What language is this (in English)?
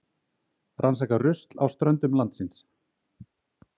Icelandic